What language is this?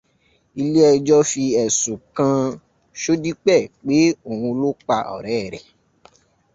Yoruba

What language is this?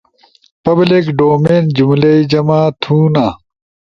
Ushojo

